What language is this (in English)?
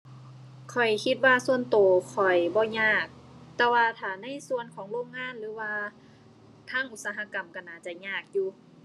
Thai